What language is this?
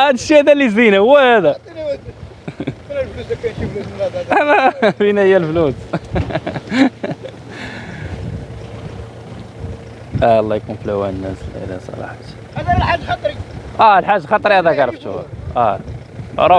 Arabic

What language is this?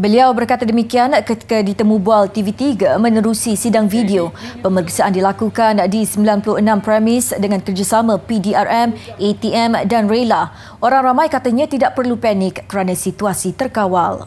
Malay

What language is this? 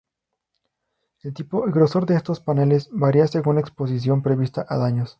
Spanish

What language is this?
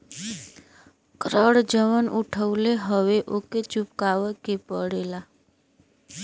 Bhojpuri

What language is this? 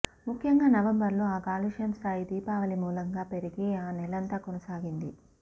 Telugu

